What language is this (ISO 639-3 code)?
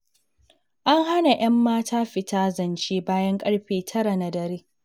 hau